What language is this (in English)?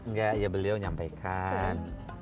Indonesian